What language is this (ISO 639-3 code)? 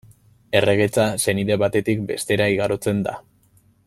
eus